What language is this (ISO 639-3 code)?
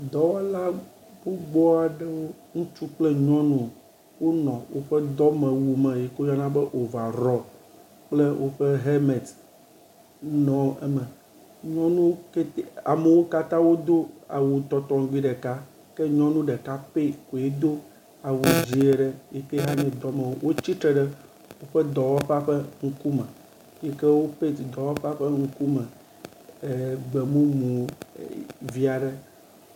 ewe